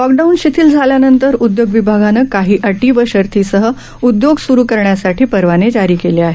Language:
Marathi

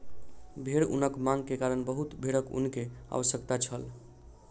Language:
Maithili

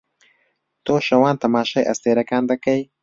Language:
Central Kurdish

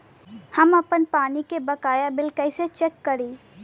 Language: Bhojpuri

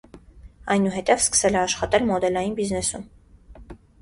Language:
Armenian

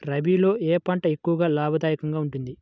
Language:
Telugu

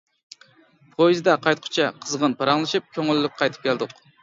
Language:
Uyghur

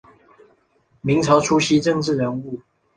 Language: Chinese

